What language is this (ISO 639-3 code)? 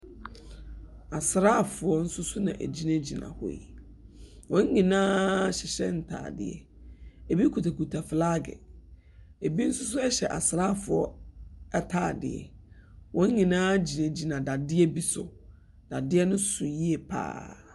aka